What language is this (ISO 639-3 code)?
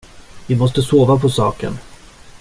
swe